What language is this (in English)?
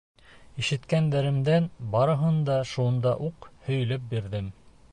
Bashkir